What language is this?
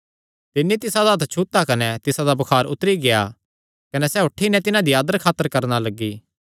Kangri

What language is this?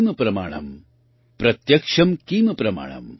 Gujarati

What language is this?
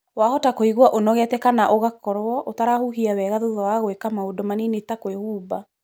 Kikuyu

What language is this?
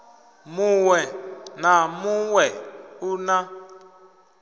Venda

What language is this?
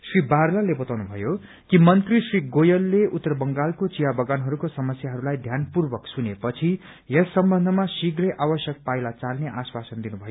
Nepali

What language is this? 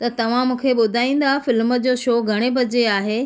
Sindhi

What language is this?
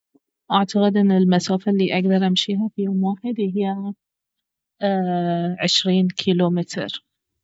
Baharna Arabic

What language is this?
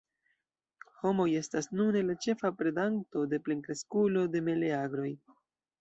Esperanto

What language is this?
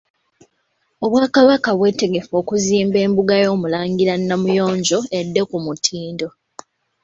Ganda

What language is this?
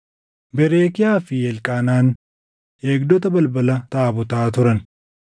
Oromo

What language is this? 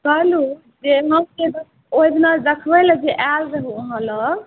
Maithili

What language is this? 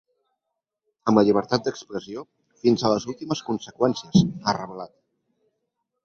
Catalan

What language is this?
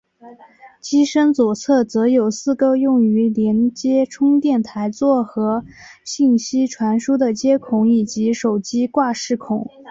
Chinese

